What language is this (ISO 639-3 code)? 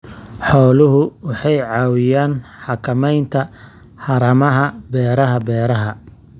som